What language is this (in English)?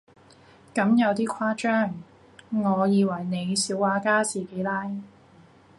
Cantonese